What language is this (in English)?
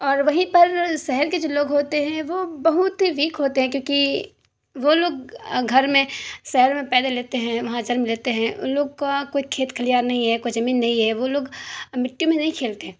Urdu